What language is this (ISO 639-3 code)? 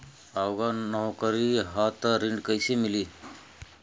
bho